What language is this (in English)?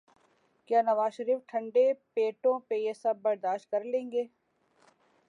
Urdu